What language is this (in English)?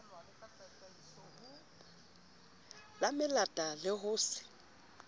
Southern Sotho